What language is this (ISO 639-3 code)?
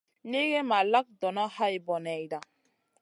mcn